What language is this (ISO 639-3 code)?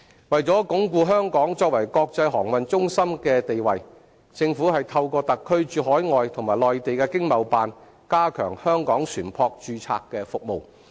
yue